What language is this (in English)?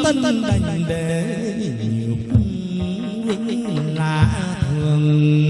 Vietnamese